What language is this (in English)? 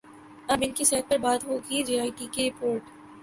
Urdu